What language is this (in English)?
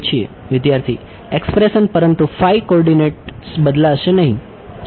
Gujarati